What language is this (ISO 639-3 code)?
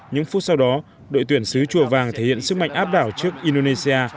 vie